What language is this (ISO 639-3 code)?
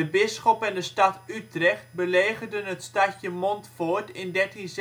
nld